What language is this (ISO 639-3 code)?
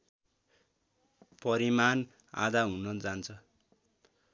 nep